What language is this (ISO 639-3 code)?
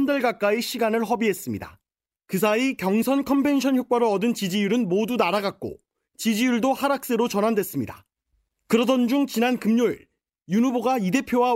kor